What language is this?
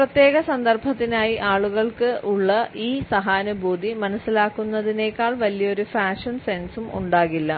Malayalam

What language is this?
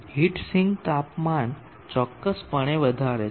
Gujarati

